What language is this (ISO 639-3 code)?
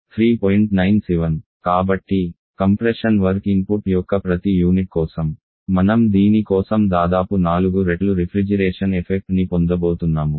tel